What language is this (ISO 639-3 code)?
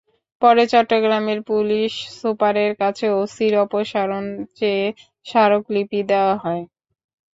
ben